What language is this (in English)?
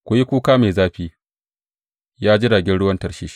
Hausa